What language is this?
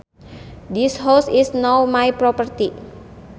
Sundanese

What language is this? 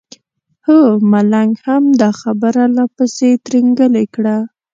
Pashto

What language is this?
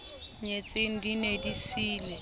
Southern Sotho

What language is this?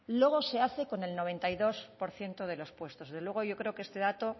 Spanish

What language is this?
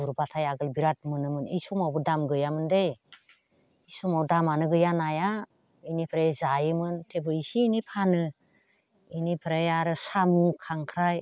Bodo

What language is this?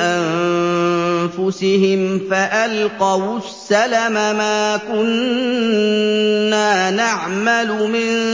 Arabic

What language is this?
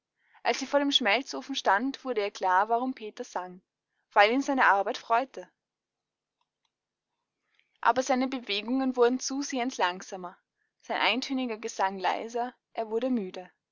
German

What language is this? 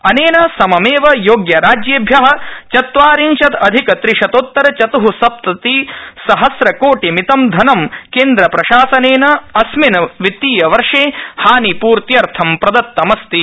Sanskrit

